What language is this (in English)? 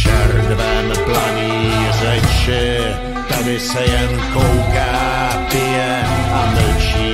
Czech